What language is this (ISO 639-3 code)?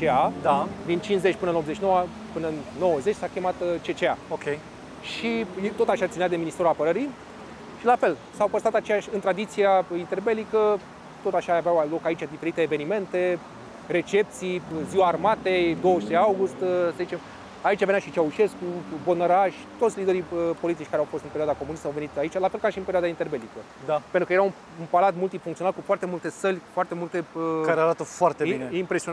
ron